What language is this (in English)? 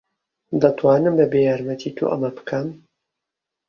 Central Kurdish